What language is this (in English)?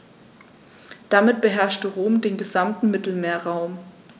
German